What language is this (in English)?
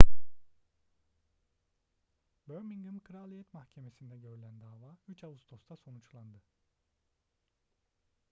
Turkish